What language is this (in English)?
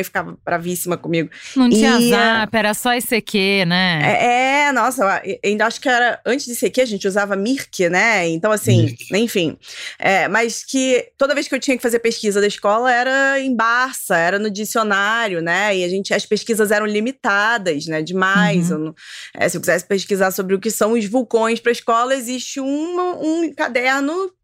Portuguese